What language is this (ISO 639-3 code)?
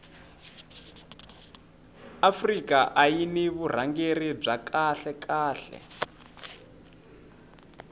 tso